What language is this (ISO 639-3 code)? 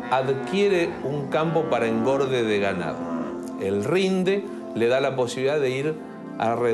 spa